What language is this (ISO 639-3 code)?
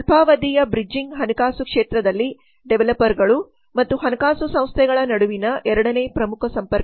kan